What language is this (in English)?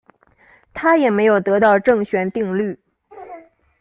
Chinese